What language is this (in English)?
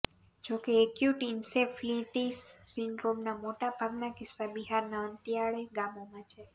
Gujarati